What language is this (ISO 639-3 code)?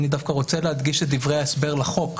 heb